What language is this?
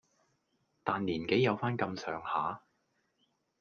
Cantonese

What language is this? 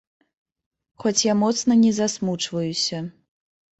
Belarusian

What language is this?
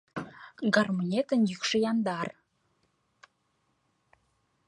Mari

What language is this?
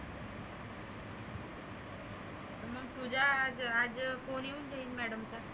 Marathi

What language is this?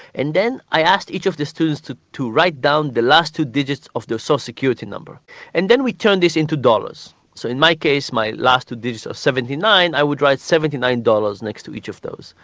English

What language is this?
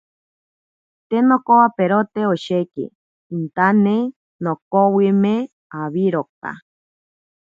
Ashéninka Perené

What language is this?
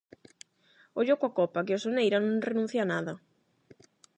Galician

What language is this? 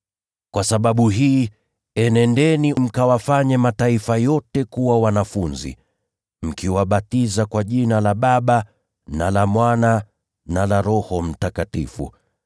Swahili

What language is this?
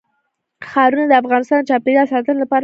Pashto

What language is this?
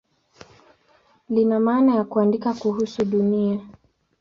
Swahili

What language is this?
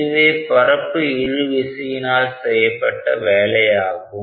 Tamil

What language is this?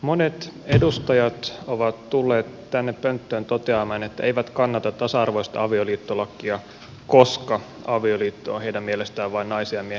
Finnish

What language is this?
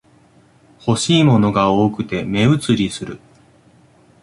Japanese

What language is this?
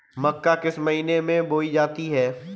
Hindi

